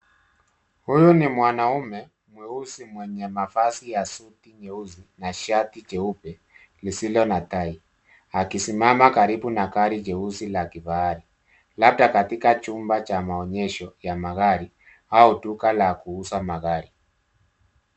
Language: Swahili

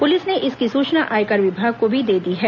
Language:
Hindi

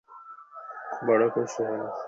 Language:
Bangla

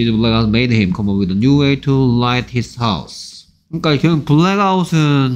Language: Korean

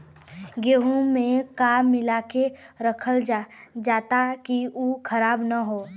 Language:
Bhojpuri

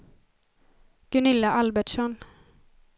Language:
Swedish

